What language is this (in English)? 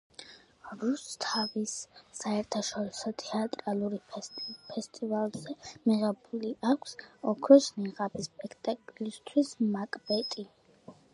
Georgian